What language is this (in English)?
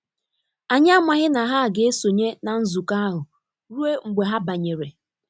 Igbo